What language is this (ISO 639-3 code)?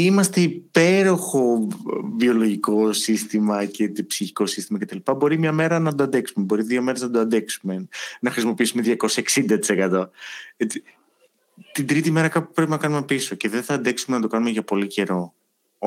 ell